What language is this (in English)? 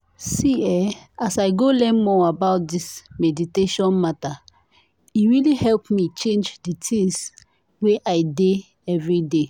Nigerian Pidgin